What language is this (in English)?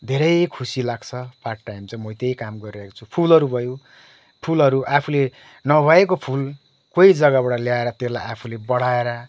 Nepali